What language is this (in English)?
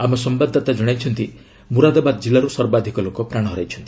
Odia